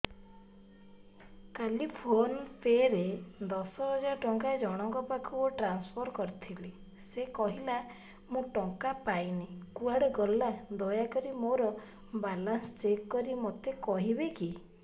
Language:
Odia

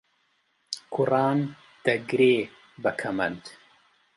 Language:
Central Kurdish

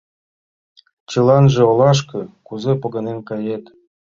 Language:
Mari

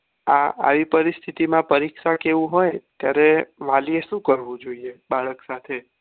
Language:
Gujarati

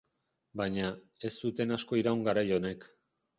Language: Basque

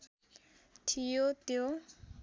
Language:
Nepali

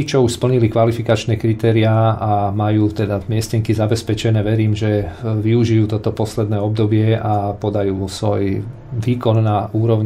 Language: Slovak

